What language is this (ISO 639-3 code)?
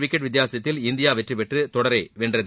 tam